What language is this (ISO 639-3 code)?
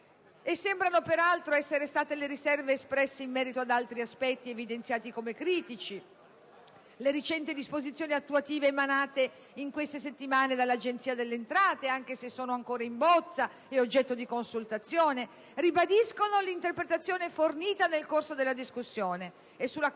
ita